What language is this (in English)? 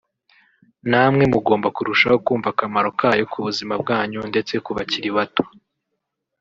Kinyarwanda